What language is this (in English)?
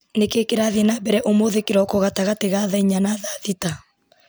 Kikuyu